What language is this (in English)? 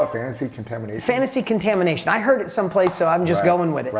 English